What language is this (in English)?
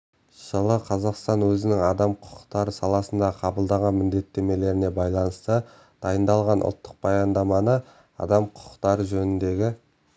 Kazakh